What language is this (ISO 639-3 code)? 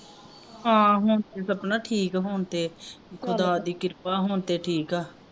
pan